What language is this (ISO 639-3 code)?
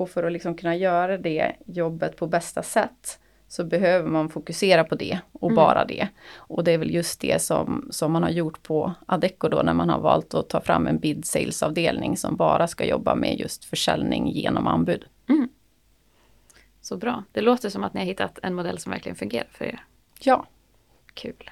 swe